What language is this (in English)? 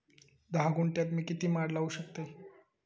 Marathi